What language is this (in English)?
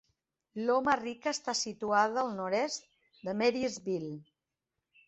Catalan